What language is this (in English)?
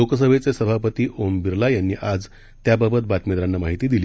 Marathi